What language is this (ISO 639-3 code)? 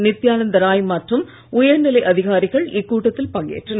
tam